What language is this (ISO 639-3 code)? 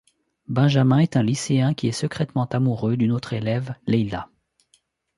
fra